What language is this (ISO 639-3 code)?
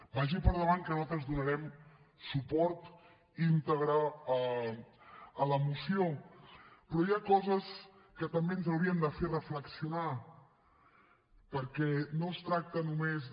cat